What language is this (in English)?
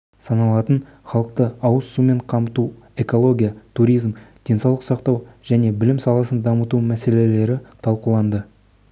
Kazakh